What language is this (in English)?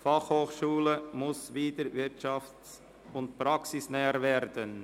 Swiss German